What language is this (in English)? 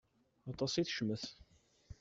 Kabyle